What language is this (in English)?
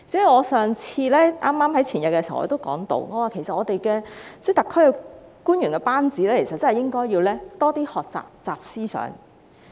Cantonese